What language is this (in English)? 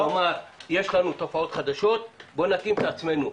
Hebrew